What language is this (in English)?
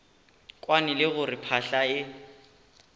Northern Sotho